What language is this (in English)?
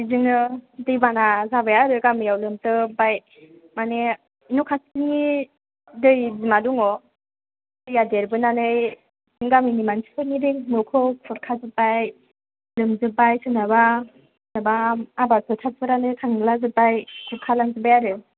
Bodo